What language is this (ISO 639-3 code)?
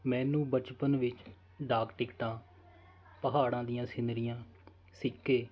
pan